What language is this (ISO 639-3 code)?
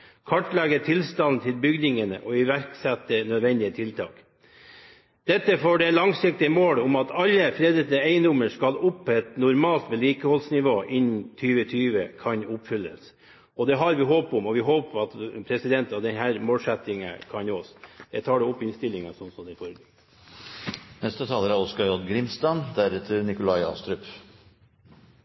nor